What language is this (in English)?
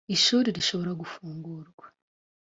Kinyarwanda